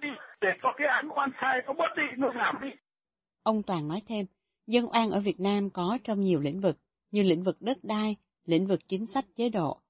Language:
Vietnamese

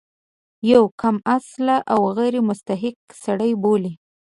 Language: Pashto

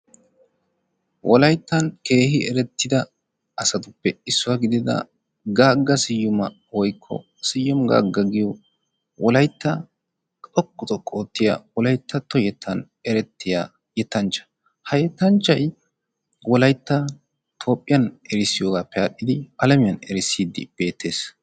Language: Wolaytta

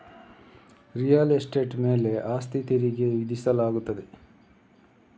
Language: Kannada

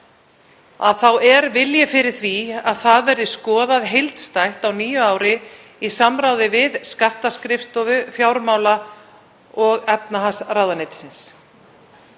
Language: Icelandic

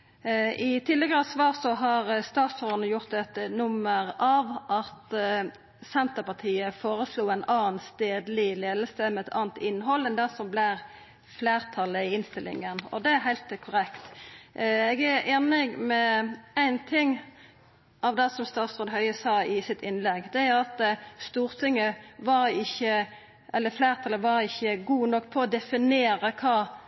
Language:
Norwegian Nynorsk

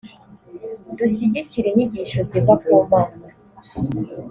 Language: Kinyarwanda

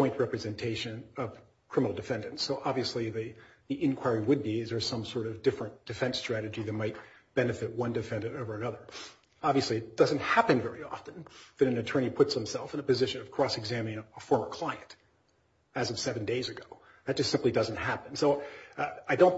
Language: English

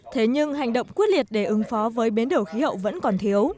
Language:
Vietnamese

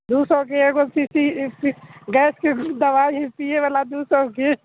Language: Maithili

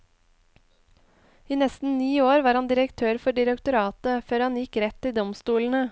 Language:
Norwegian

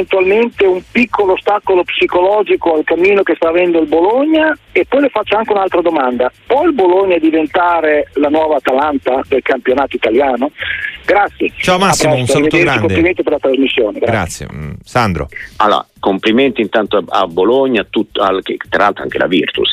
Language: Italian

